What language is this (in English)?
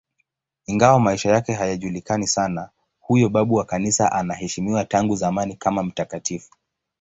Swahili